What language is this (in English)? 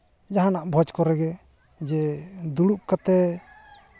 Santali